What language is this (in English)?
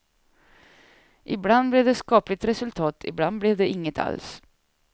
Swedish